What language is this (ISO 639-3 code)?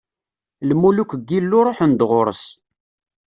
kab